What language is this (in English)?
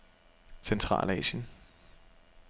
Danish